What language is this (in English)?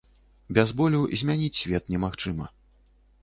Belarusian